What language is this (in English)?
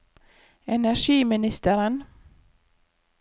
Norwegian